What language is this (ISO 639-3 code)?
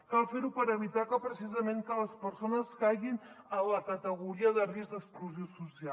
cat